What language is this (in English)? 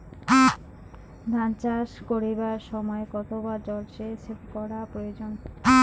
Bangla